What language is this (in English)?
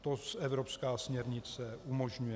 Czech